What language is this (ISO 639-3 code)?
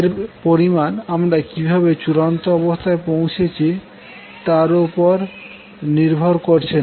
ben